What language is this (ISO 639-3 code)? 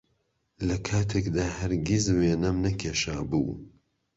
ckb